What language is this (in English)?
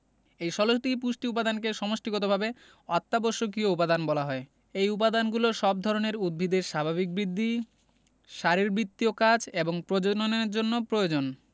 Bangla